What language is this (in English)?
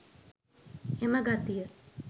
Sinhala